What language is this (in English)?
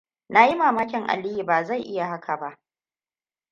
Hausa